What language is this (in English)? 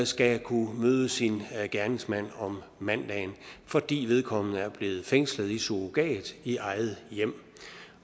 Danish